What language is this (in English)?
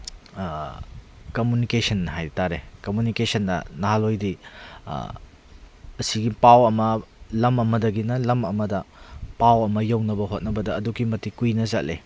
Manipuri